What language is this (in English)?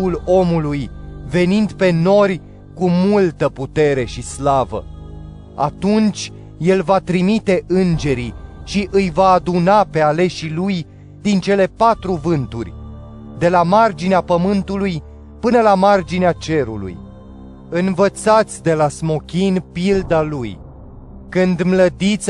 Romanian